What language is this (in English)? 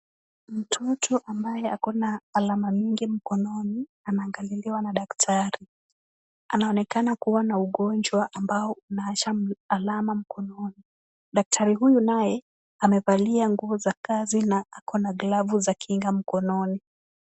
Swahili